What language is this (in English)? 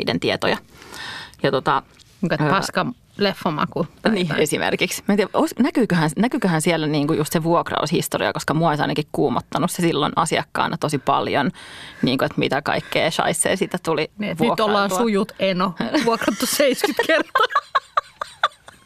Finnish